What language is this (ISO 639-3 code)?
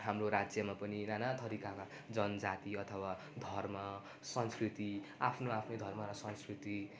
nep